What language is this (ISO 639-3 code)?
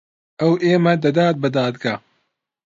ckb